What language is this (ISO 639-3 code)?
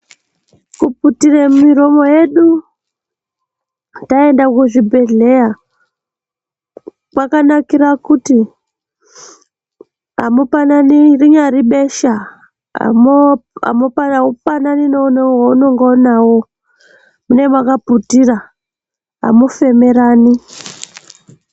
ndc